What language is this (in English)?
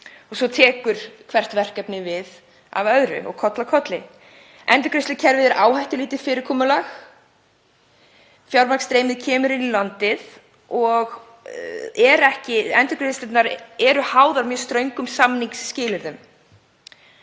Icelandic